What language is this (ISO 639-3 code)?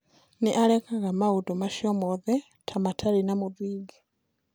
kik